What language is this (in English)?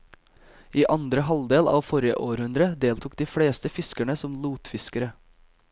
Norwegian